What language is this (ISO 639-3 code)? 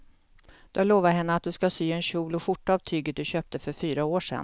swe